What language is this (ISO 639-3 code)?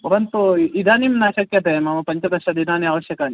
san